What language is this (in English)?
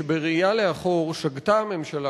Hebrew